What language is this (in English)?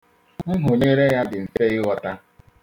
Igbo